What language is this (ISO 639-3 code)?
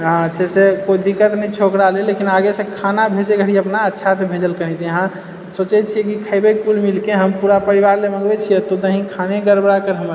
mai